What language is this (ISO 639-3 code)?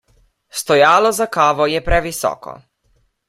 slv